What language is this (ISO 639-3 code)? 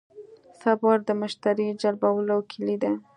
pus